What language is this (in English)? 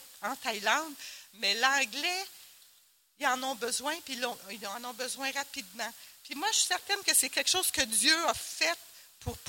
French